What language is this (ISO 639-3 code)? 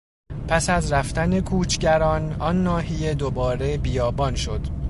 fas